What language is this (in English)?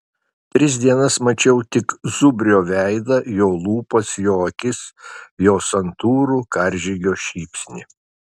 Lithuanian